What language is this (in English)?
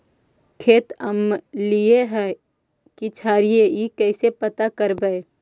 Magahi